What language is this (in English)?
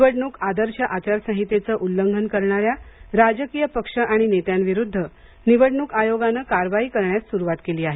Marathi